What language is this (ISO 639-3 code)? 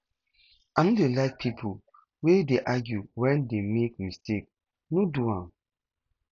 pcm